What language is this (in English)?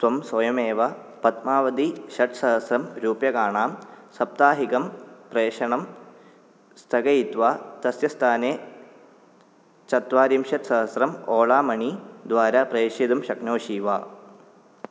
Sanskrit